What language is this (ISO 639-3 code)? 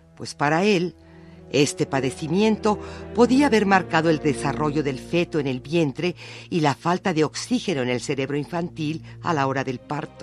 spa